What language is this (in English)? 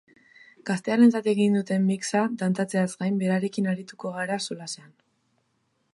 Basque